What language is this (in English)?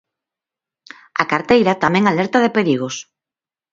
Galician